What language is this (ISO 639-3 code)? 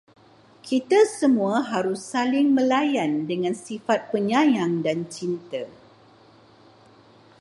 msa